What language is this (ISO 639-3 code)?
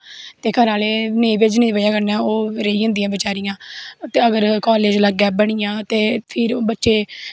doi